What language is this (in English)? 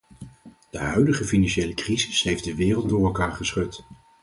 Dutch